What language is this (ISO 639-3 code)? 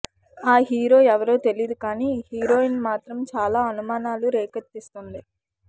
tel